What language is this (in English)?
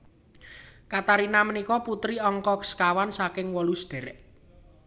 Javanese